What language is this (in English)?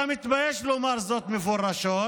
Hebrew